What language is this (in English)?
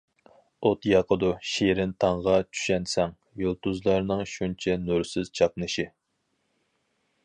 Uyghur